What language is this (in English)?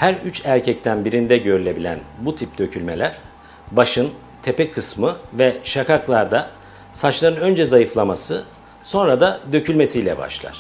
Turkish